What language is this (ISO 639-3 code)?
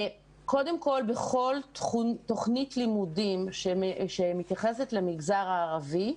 heb